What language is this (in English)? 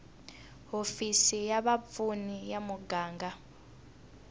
Tsonga